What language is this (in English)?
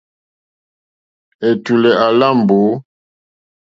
Mokpwe